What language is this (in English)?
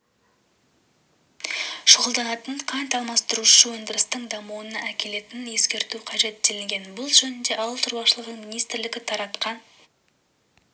Kazakh